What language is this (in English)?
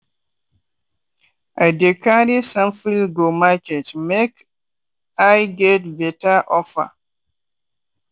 Nigerian Pidgin